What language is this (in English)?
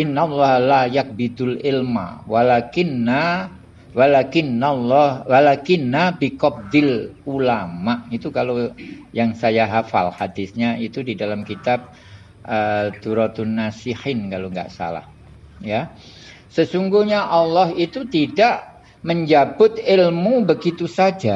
Indonesian